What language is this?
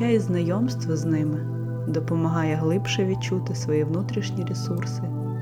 Ukrainian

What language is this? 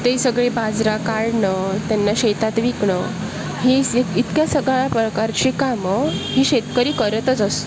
Marathi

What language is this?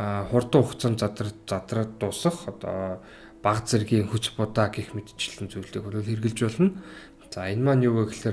Turkish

